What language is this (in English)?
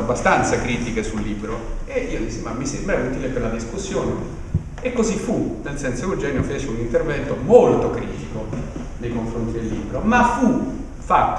Italian